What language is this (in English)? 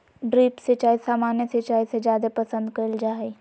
Magahi